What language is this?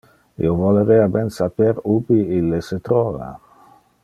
Interlingua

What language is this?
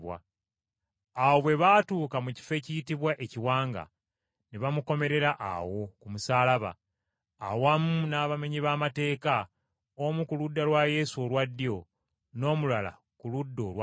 Ganda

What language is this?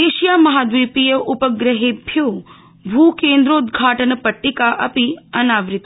Sanskrit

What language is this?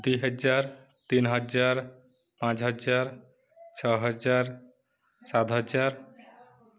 Odia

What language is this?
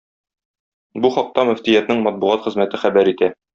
Tatar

